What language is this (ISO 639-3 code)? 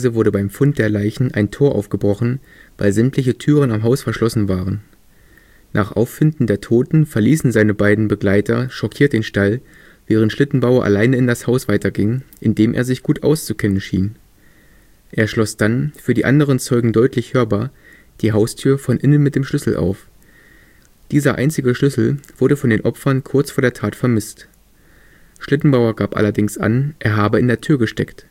deu